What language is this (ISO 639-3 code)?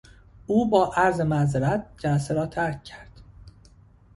fas